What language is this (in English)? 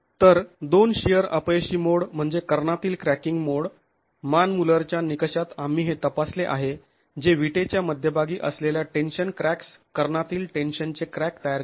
Marathi